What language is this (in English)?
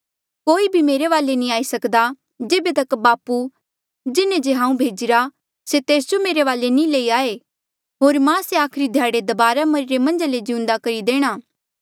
Mandeali